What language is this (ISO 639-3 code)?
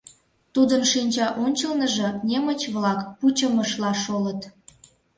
chm